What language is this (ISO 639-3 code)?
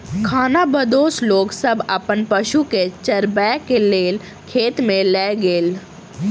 mai